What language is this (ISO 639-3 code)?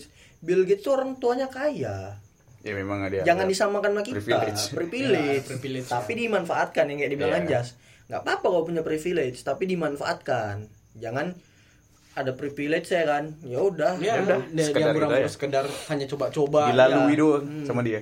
ind